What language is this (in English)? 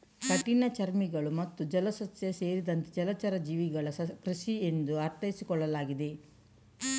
Kannada